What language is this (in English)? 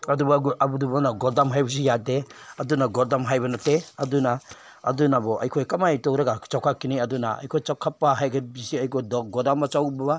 Manipuri